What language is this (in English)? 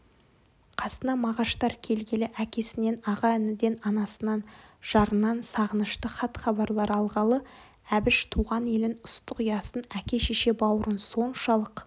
Kazakh